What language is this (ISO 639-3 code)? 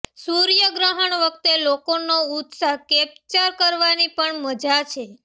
guj